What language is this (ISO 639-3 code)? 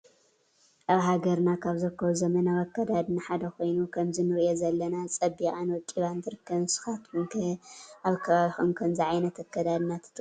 tir